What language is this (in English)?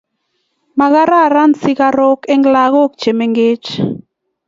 Kalenjin